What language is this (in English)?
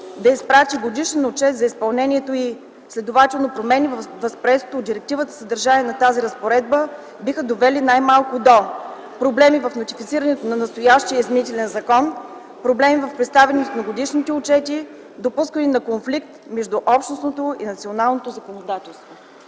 Bulgarian